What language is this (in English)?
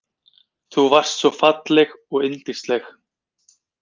Icelandic